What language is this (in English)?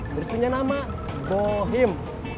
Indonesian